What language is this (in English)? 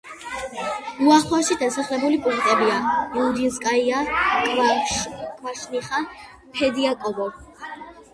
Georgian